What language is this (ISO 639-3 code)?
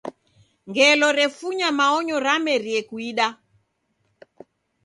dav